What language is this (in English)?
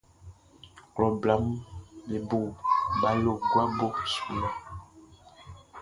Baoulé